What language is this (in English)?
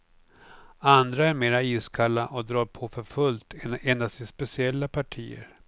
Swedish